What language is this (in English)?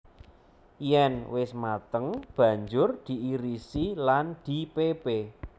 Javanese